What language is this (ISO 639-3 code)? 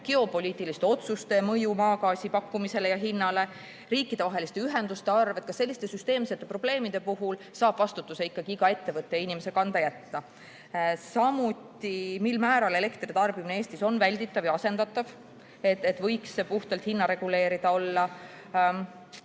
est